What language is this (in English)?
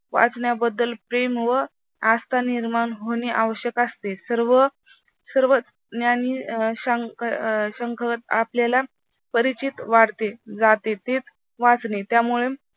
Marathi